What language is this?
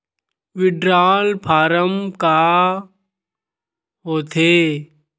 Chhattisgarhi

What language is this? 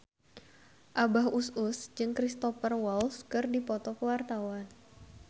Sundanese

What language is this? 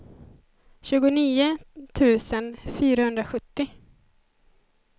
Swedish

